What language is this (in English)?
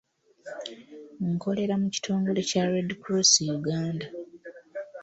Ganda